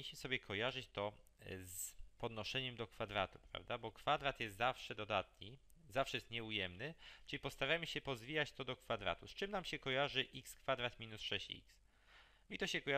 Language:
Polish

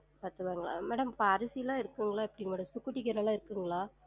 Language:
Tamil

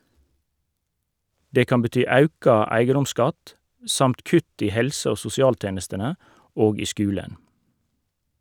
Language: Norwegian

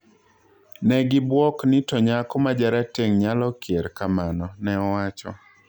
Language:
Luo (Kenya and Tanzania)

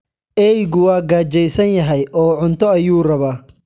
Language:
Somali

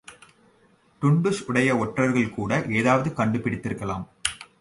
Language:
Tamil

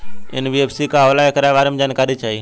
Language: Bhojpuri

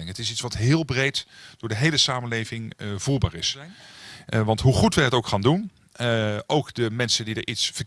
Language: Dutch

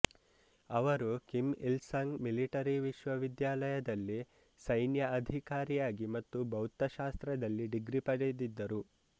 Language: Kannada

